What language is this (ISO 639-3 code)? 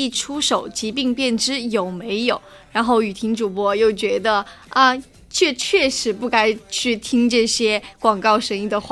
zho